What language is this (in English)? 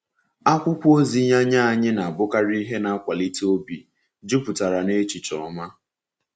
Igbo